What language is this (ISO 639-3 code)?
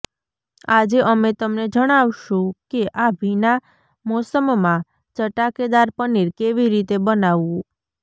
guj